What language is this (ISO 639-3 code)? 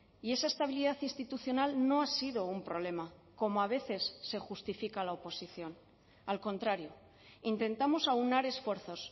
spa